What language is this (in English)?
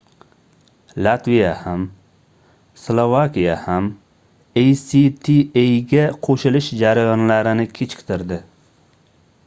Uzbek